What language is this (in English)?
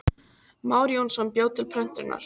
Icelandic